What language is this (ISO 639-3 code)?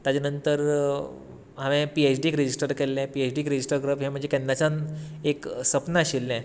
kok